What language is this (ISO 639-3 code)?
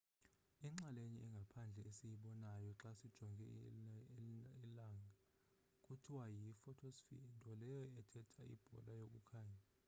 xho